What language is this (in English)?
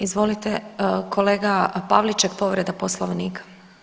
Croatian